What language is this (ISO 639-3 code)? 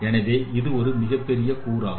tam